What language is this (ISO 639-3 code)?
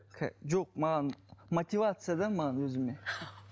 kaz